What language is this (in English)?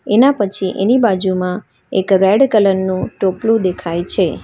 Gujarati